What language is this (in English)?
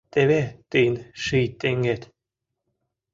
Mari